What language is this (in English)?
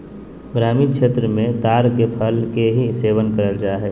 Magahi